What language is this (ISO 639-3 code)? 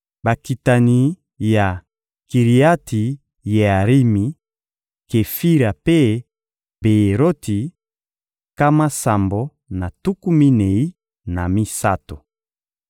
lin